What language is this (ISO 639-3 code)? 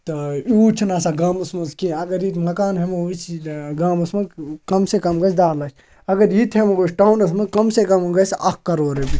kas